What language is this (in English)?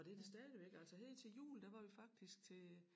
Danish